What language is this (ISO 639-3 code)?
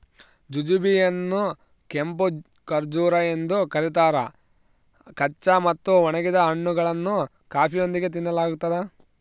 kan